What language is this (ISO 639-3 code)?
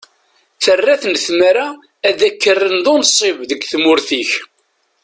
kab